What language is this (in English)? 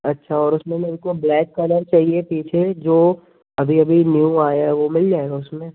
Hindi